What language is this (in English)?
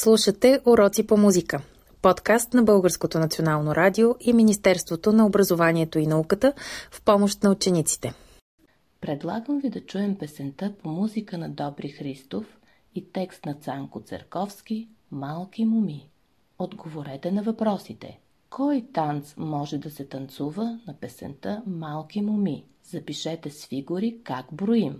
Bulgarian